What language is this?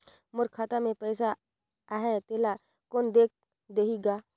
Chhattisgarhi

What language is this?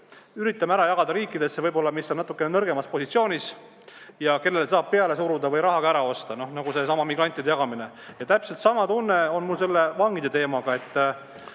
Estonian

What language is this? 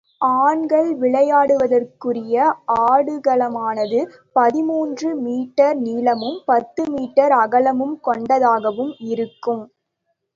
Tamil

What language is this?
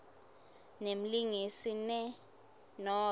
Swati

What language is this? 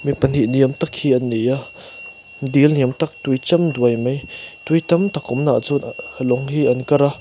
Mizo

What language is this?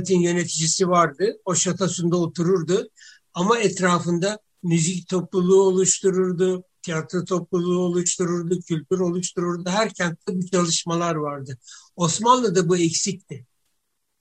Turkish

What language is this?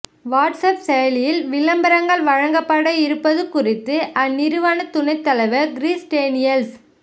Tamil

